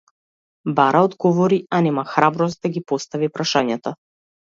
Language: Macedonian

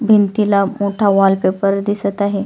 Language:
Marathi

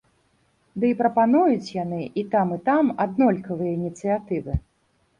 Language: Belarusian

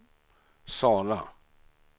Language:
Swedish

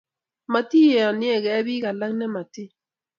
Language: Kalenjin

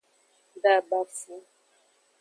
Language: Aja (Benin)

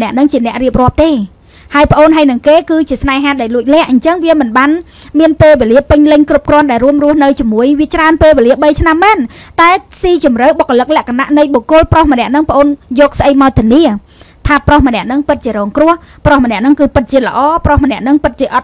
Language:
Vietnamese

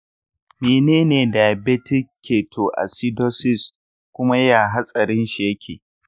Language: Hausa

